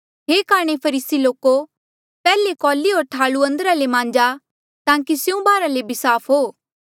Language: Mandeali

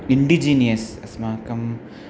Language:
Sanskrit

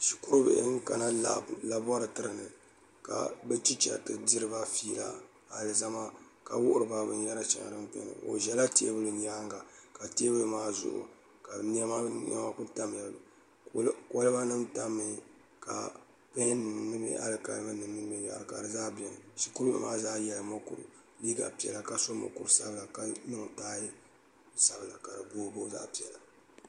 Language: Dagbani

